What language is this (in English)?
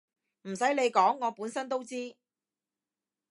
Cantonese